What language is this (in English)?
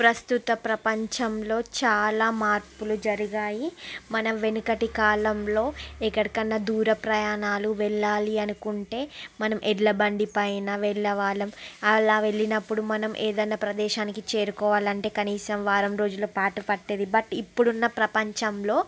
Telugu